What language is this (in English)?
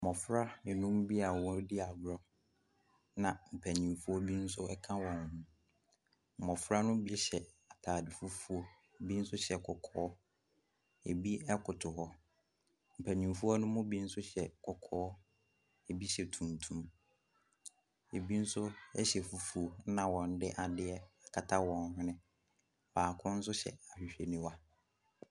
Akan